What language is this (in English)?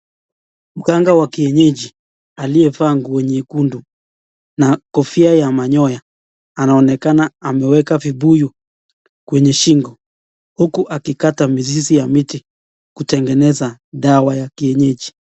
Swahili